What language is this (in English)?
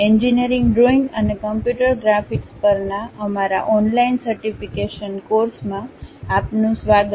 Gujarati